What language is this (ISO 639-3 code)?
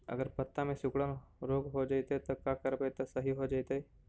mag